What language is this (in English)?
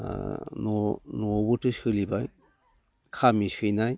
Bodo